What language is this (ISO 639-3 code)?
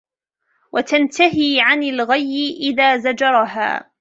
ara